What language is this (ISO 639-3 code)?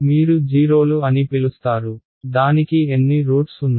tel